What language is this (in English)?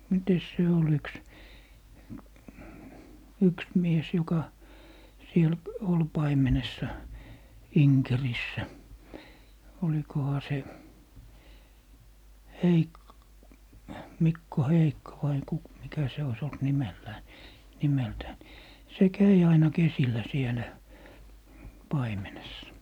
Finnish